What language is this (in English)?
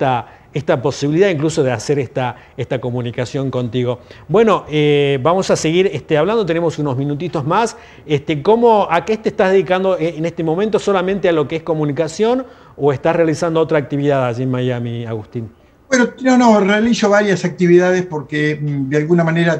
Spanish